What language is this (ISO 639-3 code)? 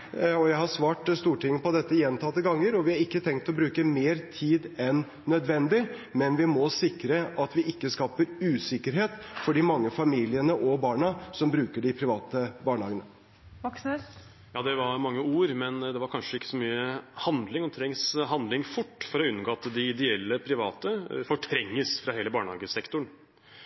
nob